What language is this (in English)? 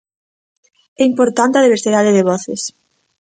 Galician